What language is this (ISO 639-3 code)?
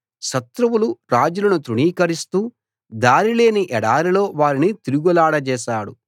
tel